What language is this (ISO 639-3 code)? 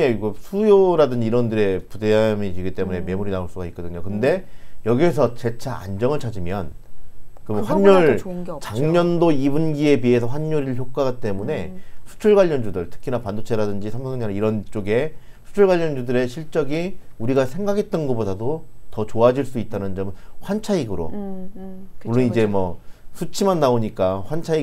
kor